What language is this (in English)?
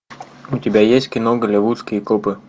Russian